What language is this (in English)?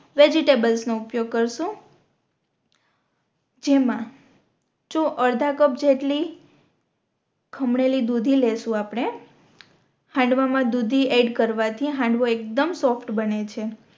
Gujarati